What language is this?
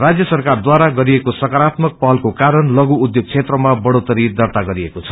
Nepali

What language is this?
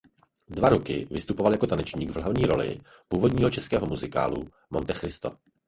Czech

